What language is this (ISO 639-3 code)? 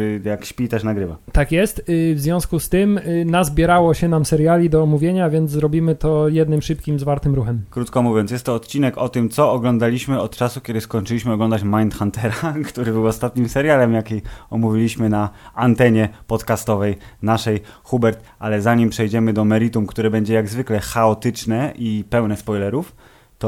pol